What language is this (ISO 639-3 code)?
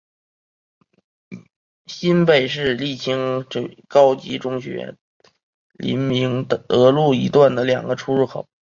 zho